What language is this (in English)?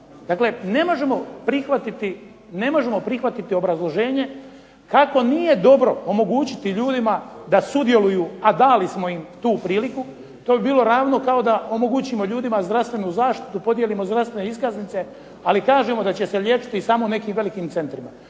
Croatian